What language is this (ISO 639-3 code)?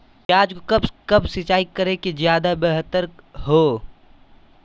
mag